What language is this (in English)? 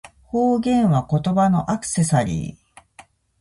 Japanese